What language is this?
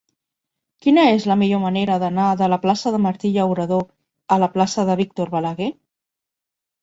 Catalan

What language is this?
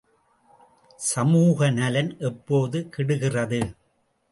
Tamil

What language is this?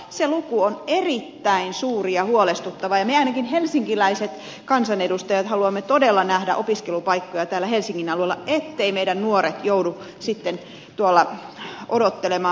Finnish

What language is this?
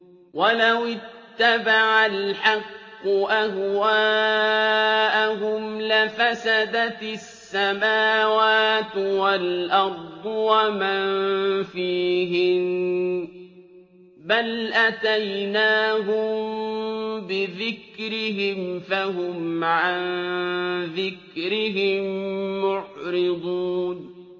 Arabic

